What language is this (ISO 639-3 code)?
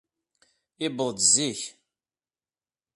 kab